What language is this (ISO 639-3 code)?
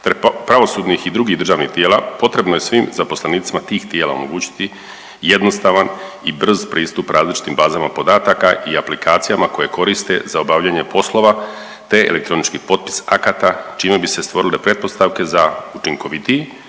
hrv